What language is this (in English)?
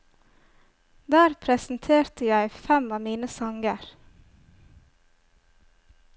Norwegian